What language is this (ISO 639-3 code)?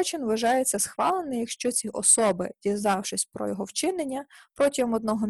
ukr